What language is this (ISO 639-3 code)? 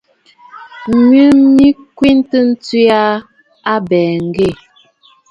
bfd